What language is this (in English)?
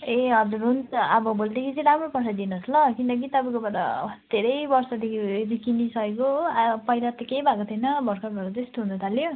Nepali